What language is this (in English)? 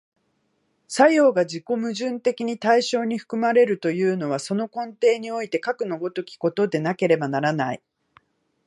Japanese